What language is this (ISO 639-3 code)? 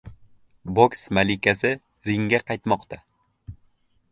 uzb